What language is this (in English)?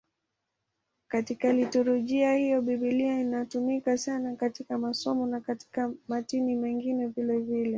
Swahili